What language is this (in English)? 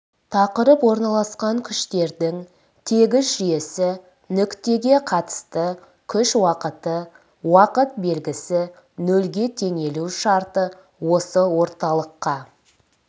Kazakh